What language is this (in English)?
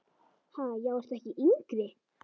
Icelandic